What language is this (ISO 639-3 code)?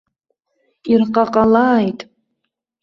abk